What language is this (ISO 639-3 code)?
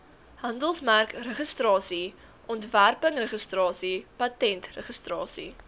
afr